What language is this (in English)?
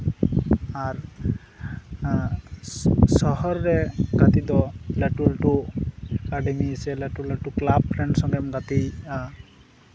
Santali